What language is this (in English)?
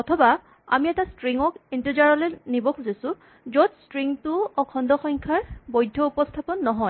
Assamese